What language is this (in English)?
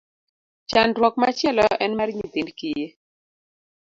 Luo (Kenya and Tanzania)